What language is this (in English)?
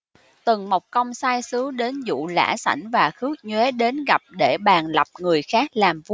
Vietnamese